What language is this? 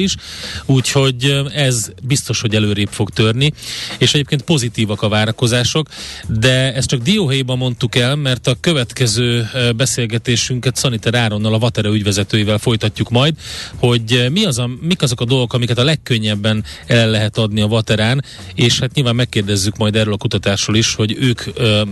Hungarian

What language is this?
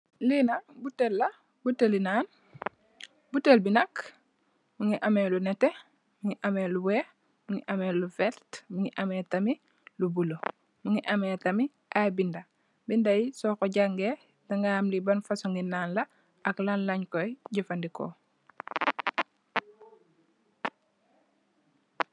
Wolof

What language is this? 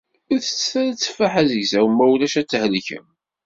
Kabyle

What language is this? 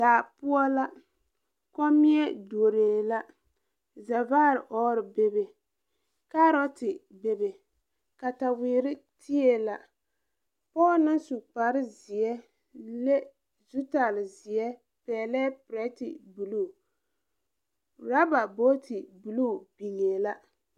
Southern Dagaare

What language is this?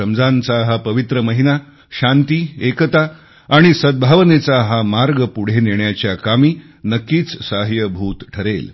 Marathi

